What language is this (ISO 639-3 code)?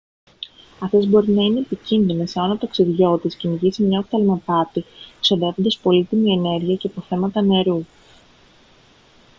ell